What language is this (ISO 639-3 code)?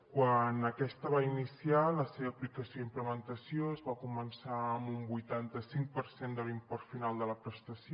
cat